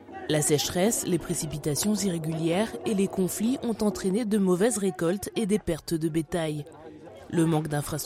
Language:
French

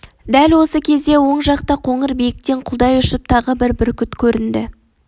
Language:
Kazakh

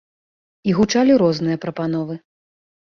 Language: Belarusian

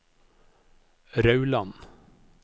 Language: Norwegian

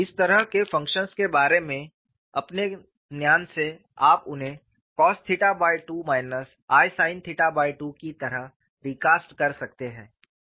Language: Hindi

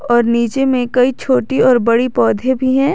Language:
Hindi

